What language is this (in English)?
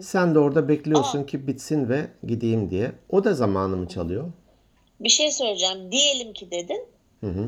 Turkish